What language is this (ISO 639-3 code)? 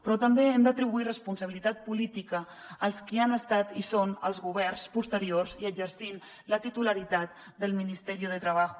cat